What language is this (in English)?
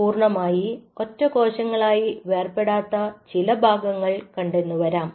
Malayalam